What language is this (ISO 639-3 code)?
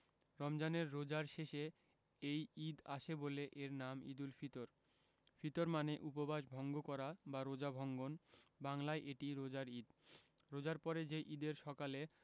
ben